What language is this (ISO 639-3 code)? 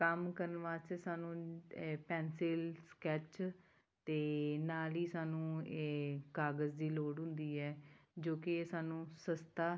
pan